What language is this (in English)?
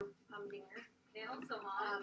Welsh